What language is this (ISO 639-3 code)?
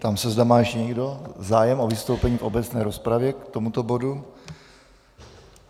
ces